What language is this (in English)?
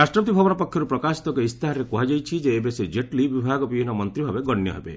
Odia